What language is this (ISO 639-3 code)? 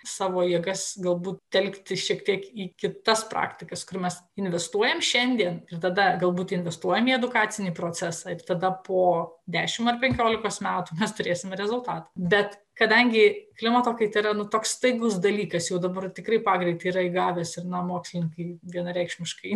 lit